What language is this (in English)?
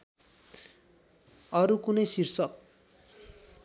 Nepali